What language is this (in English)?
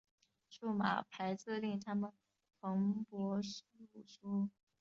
Chinese